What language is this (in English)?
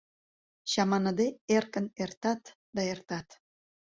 Mari